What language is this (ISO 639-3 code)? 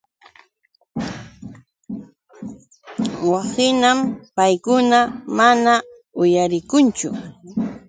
qux